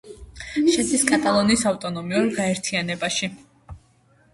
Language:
Georgian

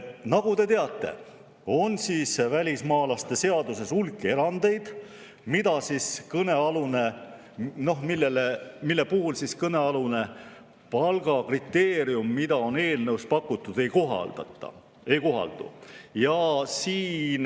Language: Estonian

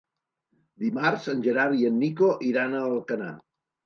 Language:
Catalan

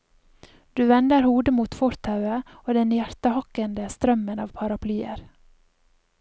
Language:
Norwegian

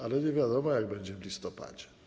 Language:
Polish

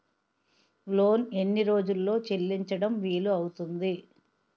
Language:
Telugu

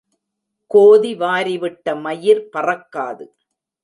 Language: Tamil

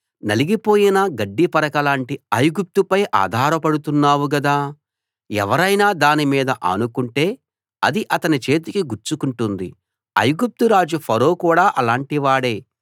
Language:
Telugu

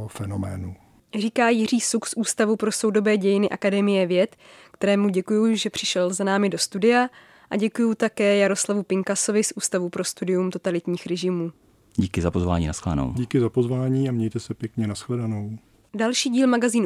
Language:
Czech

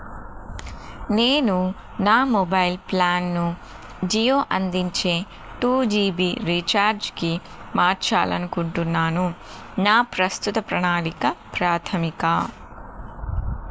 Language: Telugu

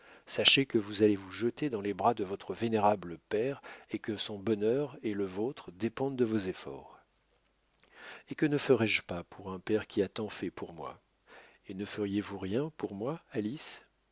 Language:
French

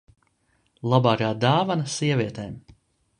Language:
Latvian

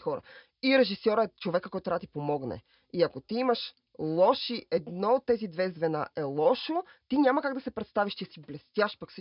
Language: Bulgarian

